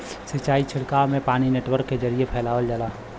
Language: Bhojpuri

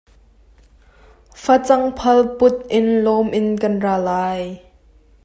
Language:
Hakha Chin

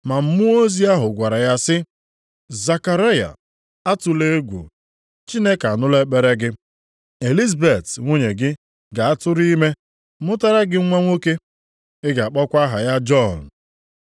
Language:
Igbo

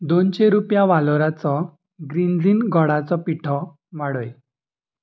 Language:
Konkani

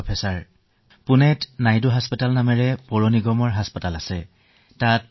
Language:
Assamese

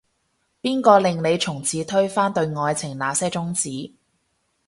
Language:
Cantonese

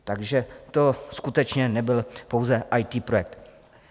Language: Czech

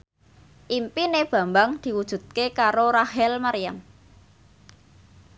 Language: Javanese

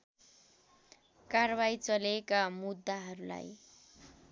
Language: Nepali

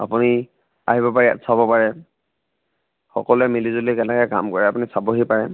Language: Assamese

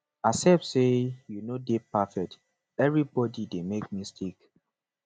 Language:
Nigerian Pidgin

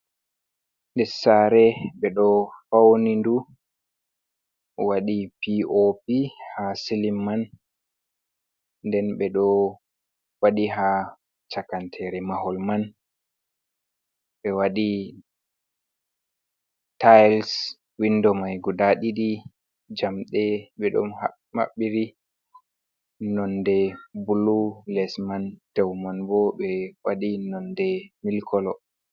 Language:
Fula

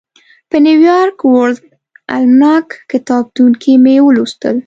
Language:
Pashto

